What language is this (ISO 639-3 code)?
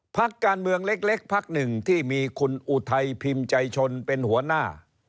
tha